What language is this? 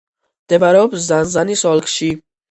Georgian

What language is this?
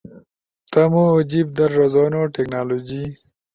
Ushojo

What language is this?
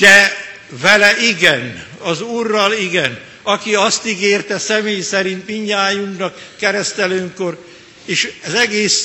Hungarian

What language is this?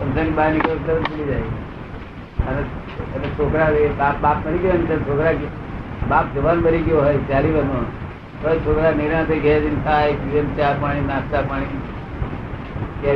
Gujarati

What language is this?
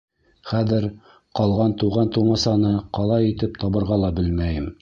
Bashkir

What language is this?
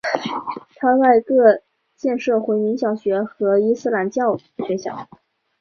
Chinese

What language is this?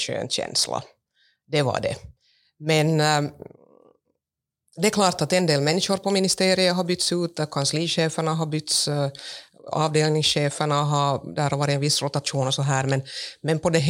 Swedish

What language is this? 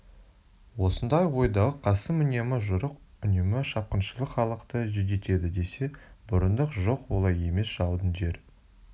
Kazakh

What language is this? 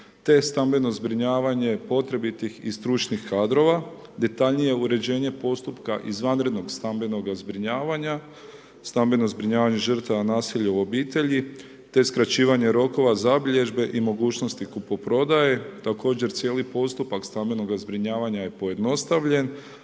Croatian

